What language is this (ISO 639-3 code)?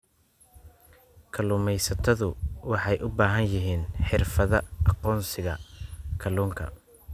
som